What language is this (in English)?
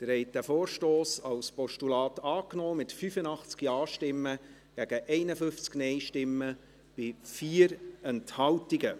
Swiss German